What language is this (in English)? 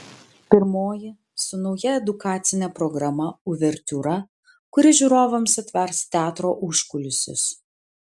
Lithuanian